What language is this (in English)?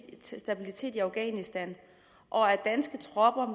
Danish